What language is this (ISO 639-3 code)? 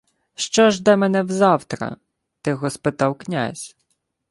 ukr